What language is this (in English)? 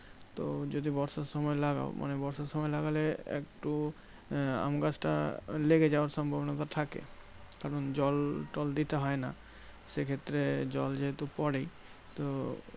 Bangla